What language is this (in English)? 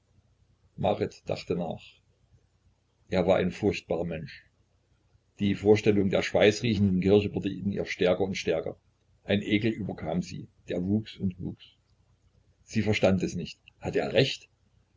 German